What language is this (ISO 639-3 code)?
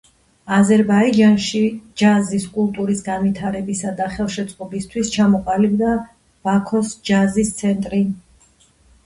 kat